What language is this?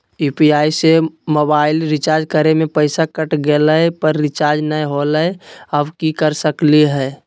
Magahi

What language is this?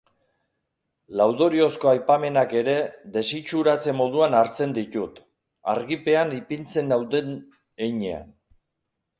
Basque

